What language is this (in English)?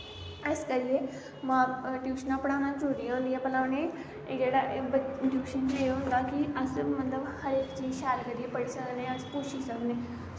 Dogri